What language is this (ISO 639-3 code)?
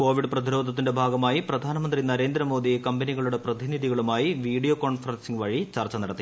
mal